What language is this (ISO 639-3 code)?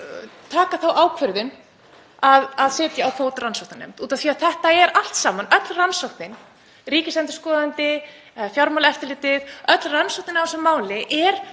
isl